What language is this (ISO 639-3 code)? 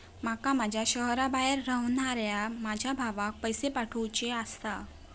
mar